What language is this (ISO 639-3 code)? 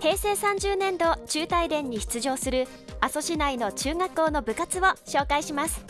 jpn